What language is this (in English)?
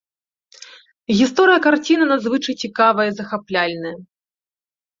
Belarusian